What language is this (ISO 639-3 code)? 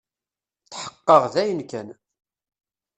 kab